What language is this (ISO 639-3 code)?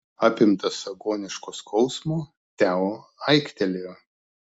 lit